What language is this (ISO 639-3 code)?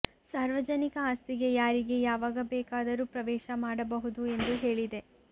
kan